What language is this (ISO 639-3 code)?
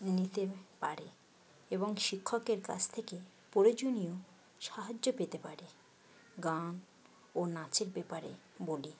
ben